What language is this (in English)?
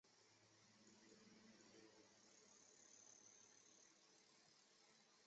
Chinese